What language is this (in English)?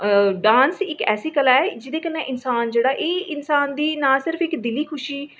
Dogri